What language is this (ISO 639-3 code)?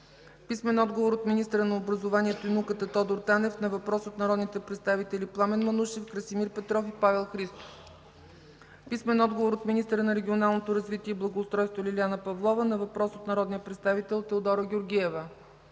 bul